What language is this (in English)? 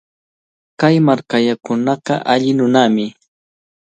Cajatambo North Lima Quechua